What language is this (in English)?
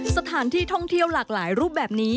Thai